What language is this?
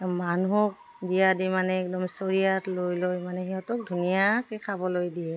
Assamese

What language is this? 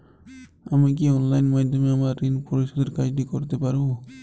Bangla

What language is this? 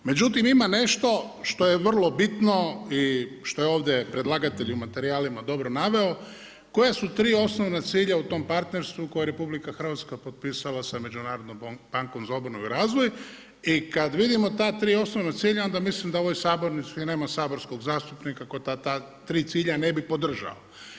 Croatian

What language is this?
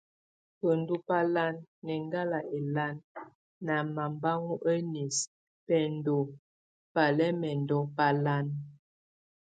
Tunen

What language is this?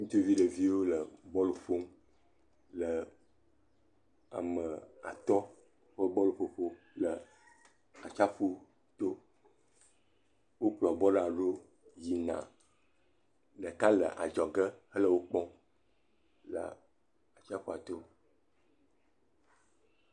Ewe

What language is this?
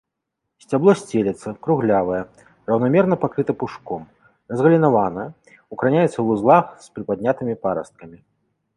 Belarusian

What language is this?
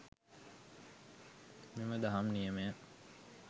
Sinhala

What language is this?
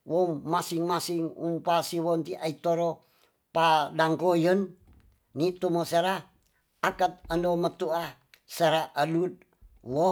Tonsea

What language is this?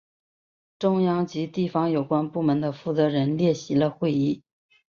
Chinese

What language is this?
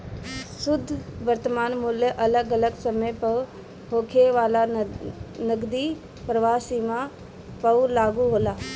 Bhojpuri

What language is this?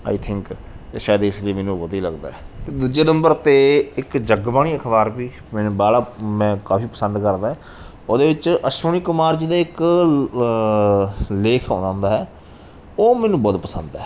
Punjabi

